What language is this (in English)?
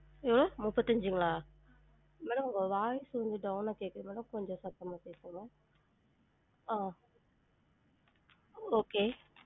Tamil